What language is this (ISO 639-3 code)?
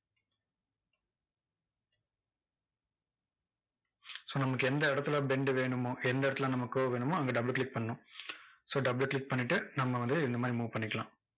tam